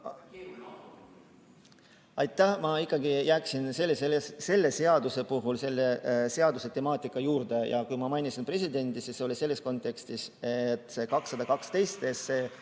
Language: Estonian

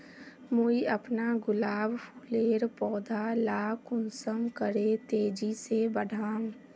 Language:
Magahi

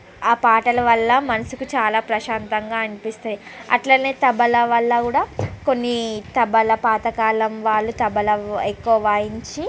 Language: Telugu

